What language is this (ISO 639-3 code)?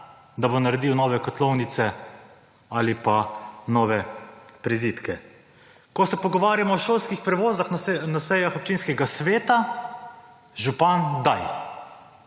slv